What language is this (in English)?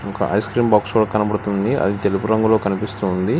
Telugu